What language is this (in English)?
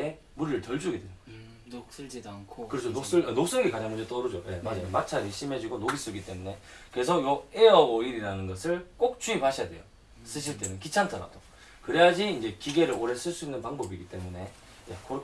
Korean